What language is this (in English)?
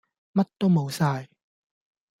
Cantonese